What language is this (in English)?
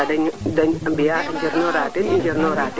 Serer